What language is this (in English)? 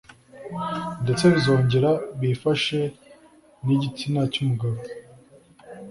Kinyarwanda